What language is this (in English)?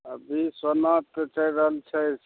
Maithili